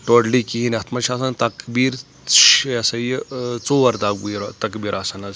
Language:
Kashmiri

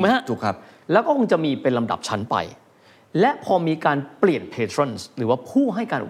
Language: Thai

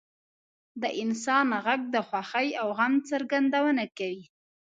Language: Pashto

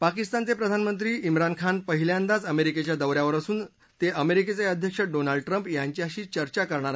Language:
Marathi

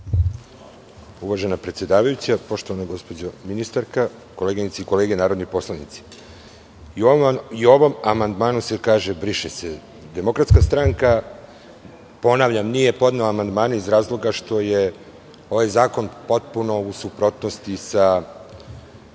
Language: Serbian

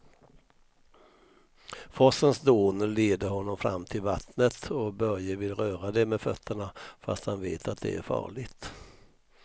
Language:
Swedish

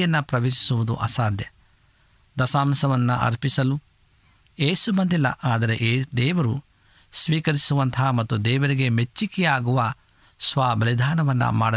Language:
Kannada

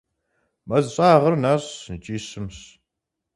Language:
Kabardian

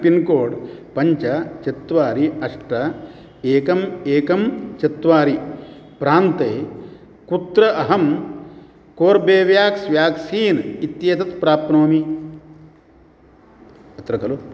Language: Sanskrit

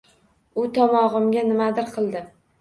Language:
Uzbek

